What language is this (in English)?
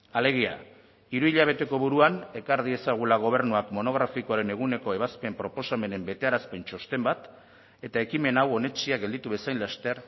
Basque